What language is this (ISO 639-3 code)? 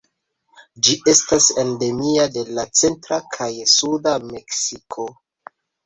epo